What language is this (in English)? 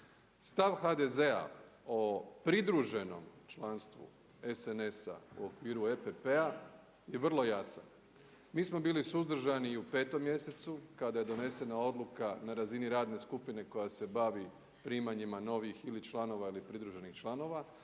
Croatian